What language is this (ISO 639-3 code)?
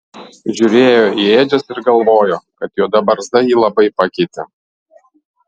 lit